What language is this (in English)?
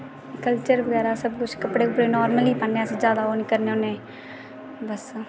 Dogri